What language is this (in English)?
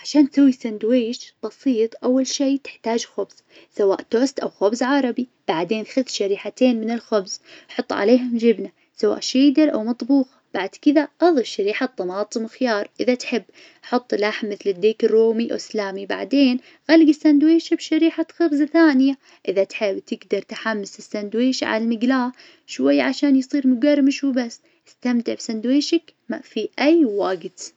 Najdi Arabic